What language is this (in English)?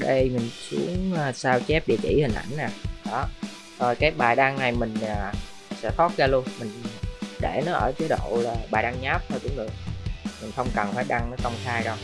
Vietnamese